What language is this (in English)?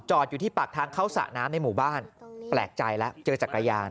Thai